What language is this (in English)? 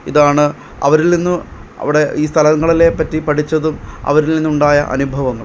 Malayalam